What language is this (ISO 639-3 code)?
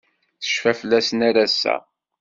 kab